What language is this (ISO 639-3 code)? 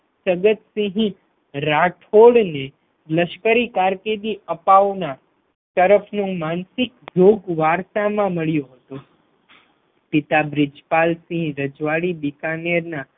guj